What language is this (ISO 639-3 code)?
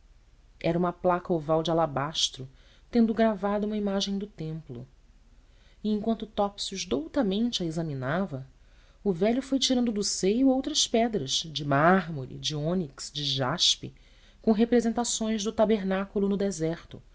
por